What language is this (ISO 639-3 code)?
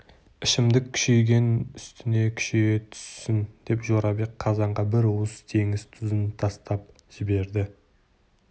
kaz